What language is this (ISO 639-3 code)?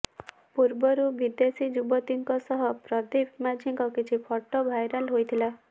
ori